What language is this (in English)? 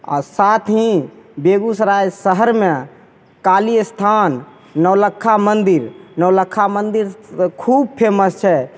Maithili